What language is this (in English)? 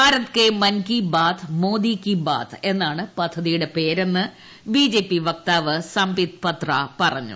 Malayalam